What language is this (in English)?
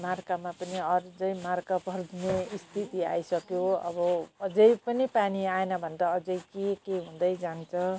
Nepali